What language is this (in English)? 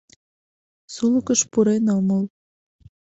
Mari